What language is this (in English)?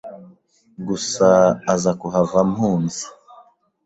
Kinyarwanda